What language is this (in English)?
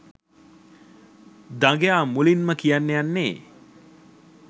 Sinhala